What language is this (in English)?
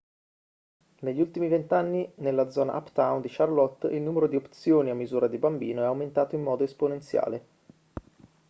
Italian